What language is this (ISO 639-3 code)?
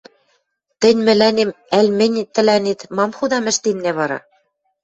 mrj